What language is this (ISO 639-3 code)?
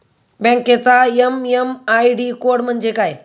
mar